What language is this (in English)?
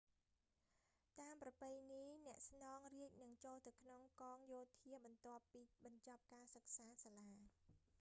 Khmer